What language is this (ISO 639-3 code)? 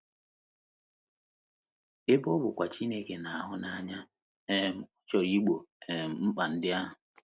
ibo